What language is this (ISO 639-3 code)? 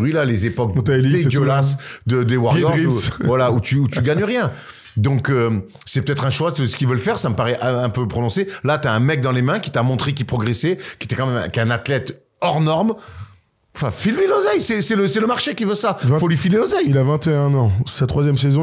fra